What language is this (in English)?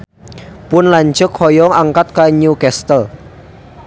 Sundanese